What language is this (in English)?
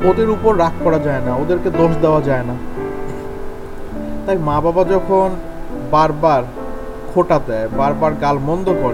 Bangla